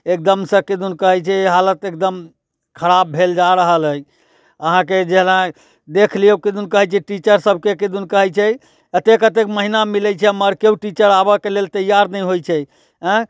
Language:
Maithili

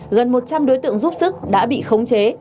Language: Vietnamese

